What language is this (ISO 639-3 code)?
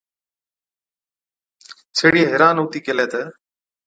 odk